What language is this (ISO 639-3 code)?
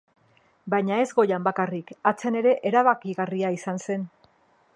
eus